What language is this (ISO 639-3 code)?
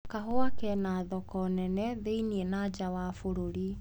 kik